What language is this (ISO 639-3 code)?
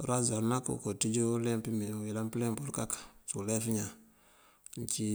mfv